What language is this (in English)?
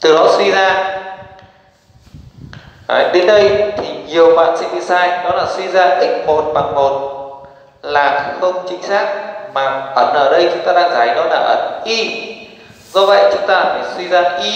Vietnamese